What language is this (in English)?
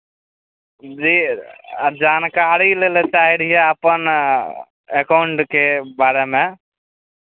Maithili